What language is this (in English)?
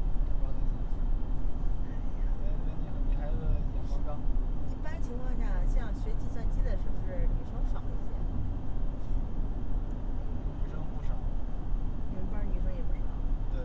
Chinese